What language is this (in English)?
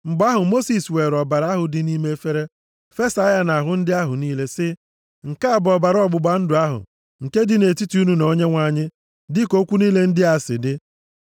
Igbo